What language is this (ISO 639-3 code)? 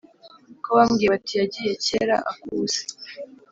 kin